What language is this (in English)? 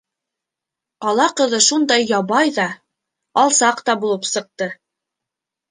Bashkir